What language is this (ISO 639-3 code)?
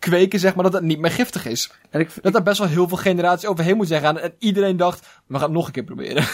nld